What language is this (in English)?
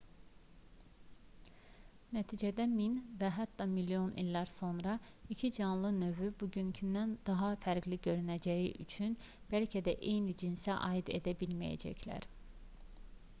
Azerbaijani